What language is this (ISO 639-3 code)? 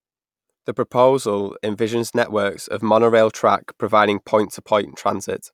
eng